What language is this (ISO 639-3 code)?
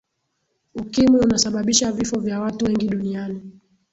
swa